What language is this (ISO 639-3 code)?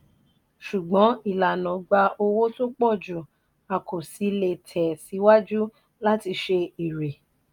yor